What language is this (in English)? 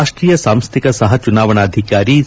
Kannada